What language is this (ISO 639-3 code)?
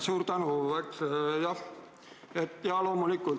est